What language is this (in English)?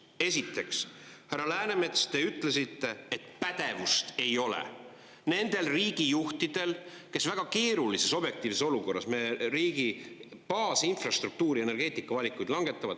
Estonian